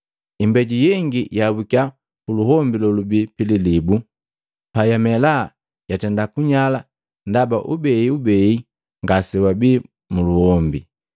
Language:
Matengo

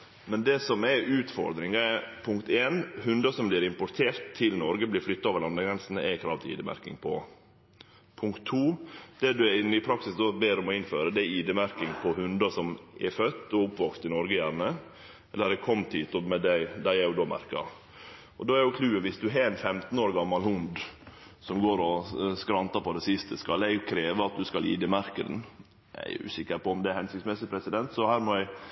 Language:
Norwegian Nynorsk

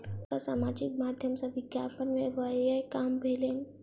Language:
Maithili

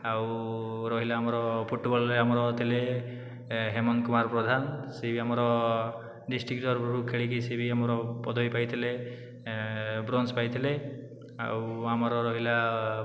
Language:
Odia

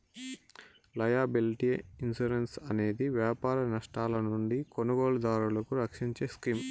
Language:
Telugu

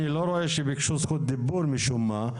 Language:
Hebrew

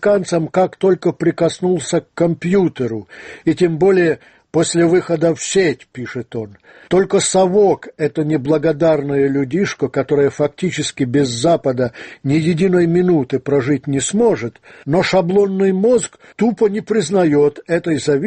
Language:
Russian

